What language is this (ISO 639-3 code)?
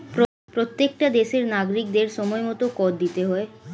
ben